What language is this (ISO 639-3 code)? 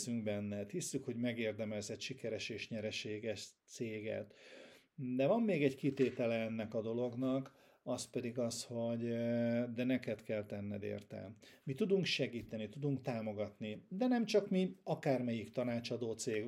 hun